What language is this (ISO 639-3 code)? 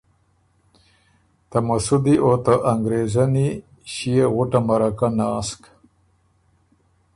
oru